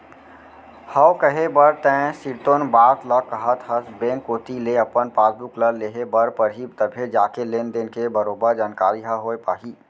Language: Chhattisgarhi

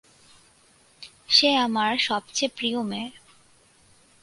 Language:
Bangla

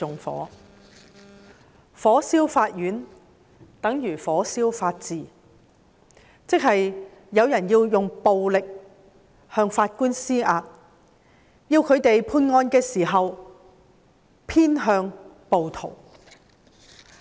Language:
Cantonese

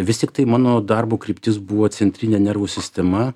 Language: Lithuanian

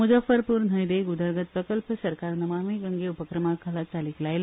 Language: Konkani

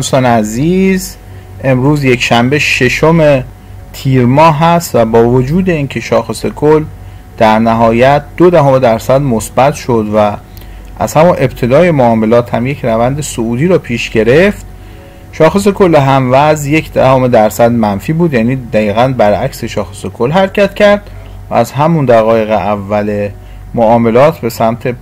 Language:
Persian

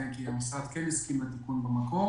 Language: Hebrew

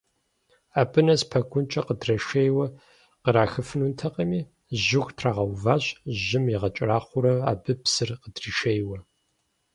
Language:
Kabardian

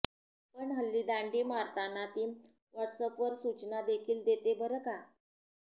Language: Marathi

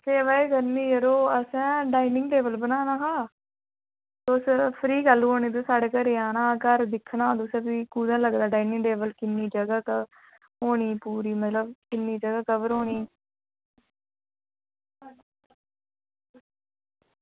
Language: Dogri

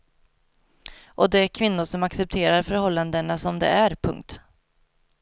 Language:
Swedish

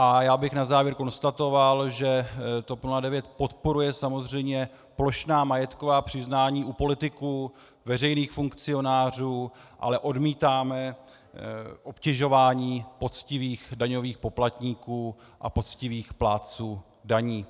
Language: Czech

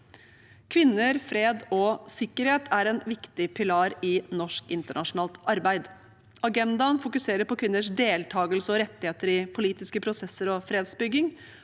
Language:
Norwegian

